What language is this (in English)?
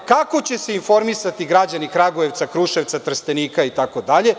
Serbian